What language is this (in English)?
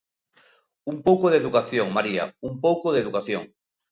Galician